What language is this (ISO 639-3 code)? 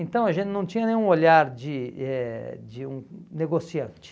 por